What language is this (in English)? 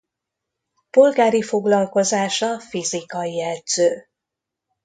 Hungarian